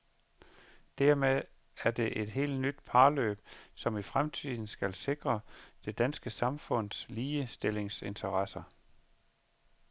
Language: Danish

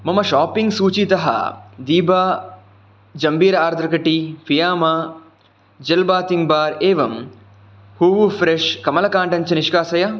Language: Sanskrit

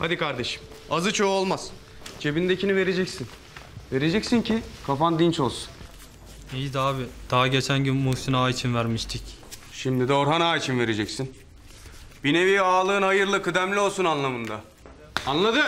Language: Turkish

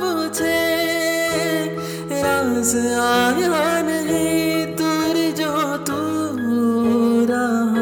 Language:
Urdu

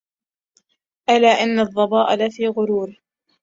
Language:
Arabic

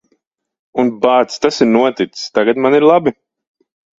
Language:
Latvian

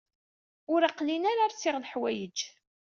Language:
Kabyle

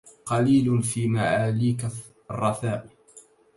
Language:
Arabic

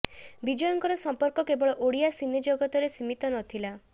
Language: Odia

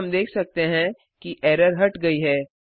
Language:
Hindi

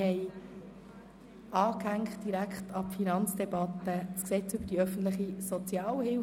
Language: Swiss German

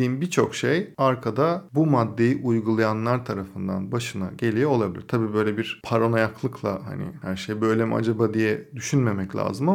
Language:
Turkish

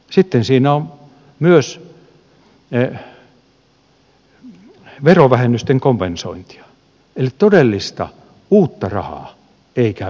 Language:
Finnish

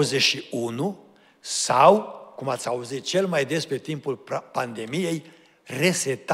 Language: Romanian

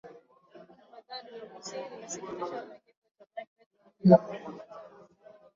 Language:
Swahili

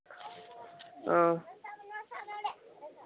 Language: Santali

